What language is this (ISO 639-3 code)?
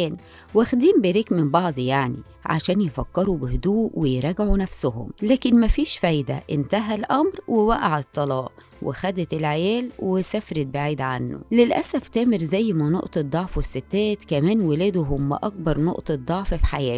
ara